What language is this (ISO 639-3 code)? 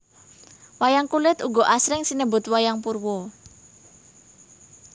jav